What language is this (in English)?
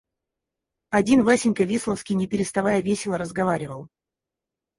Russian